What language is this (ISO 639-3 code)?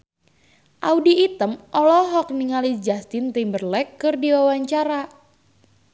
sun